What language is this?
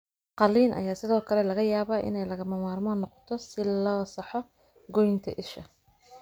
Somali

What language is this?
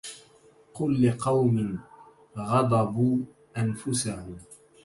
Arabic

